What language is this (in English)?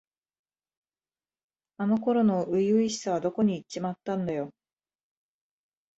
Japanese